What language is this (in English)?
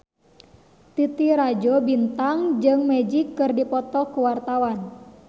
Sundanese